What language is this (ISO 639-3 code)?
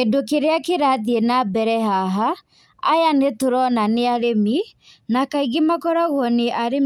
kik